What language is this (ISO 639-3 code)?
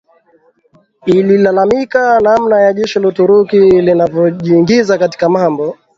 swa